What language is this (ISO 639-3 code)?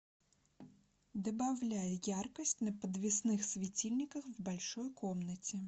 rus